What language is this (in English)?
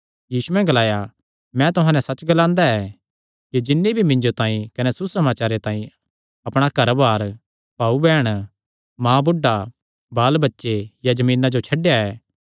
Kangri